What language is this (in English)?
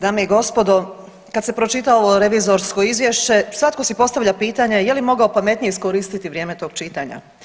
Croatian